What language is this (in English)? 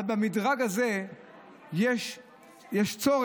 Hebrew